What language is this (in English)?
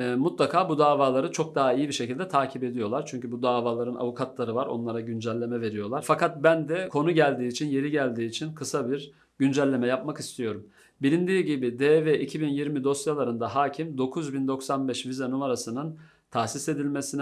Turkish